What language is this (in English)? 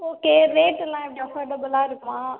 Tamil